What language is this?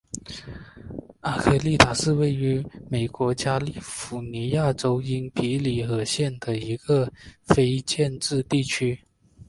Chinese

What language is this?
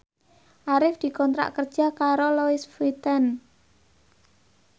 Javanese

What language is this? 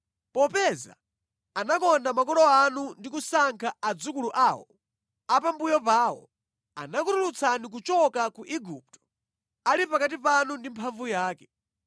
Nyanja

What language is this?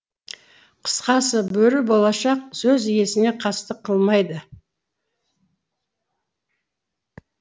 Kazakh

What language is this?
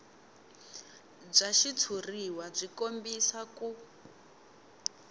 Tsonga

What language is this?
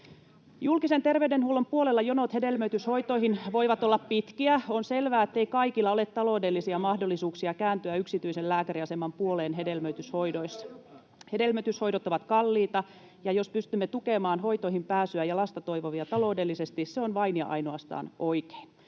Finnish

